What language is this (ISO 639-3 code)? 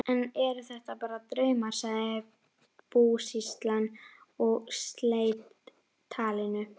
isl